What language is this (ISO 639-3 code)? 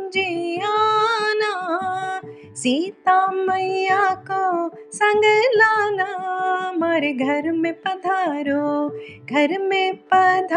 hin